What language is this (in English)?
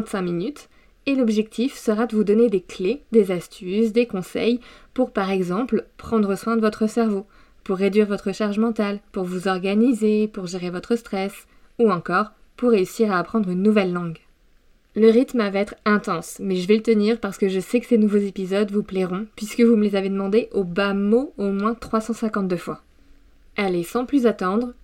French